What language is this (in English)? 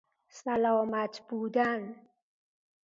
Persian